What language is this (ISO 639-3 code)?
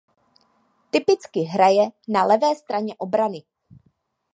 ces